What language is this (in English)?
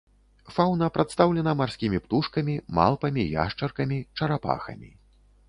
Belarusian